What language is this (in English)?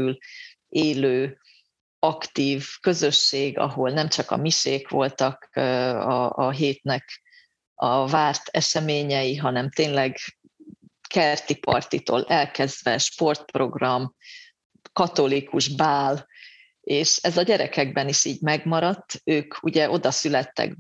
Hungarian